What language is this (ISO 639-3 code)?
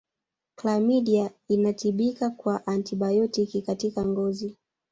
swa